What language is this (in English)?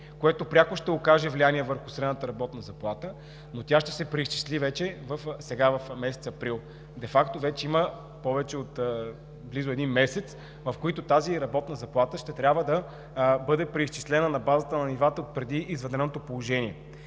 Bulgarian